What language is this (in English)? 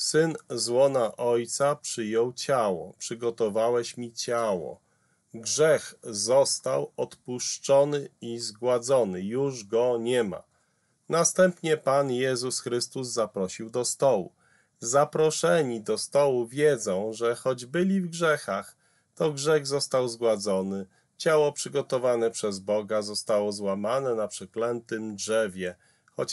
Polish